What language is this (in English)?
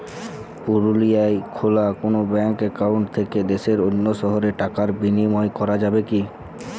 Bangla